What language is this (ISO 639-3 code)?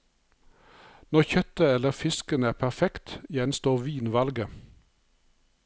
nor